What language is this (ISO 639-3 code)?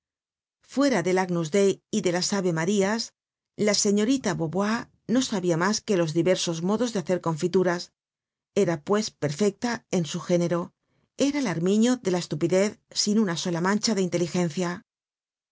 spa